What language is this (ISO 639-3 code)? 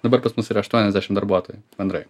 lit